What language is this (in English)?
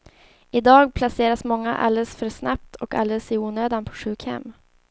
Swedish